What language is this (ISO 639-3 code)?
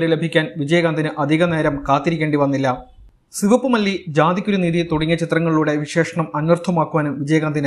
mal